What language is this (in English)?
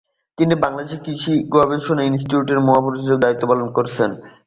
Bangla